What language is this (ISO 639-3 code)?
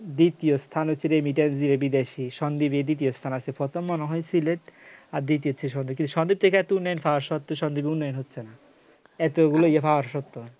ben